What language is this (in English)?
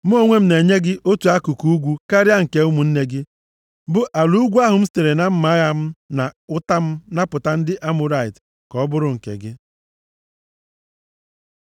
Igbo